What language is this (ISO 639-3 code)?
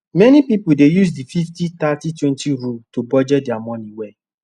pcm